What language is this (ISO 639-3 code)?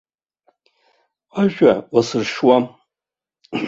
abk